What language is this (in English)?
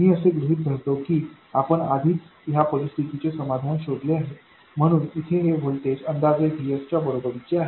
Marathi